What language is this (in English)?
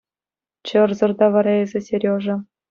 Chuvash